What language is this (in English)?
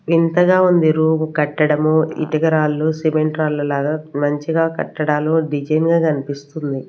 Telugu